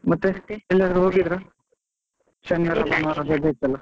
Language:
Kannada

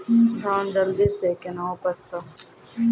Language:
Maithili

